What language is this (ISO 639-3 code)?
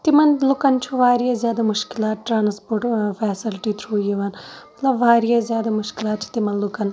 kas